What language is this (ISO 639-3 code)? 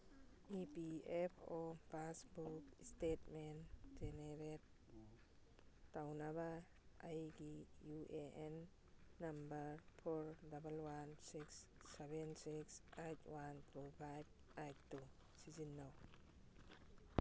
mni